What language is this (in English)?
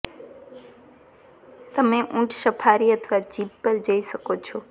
Gujarati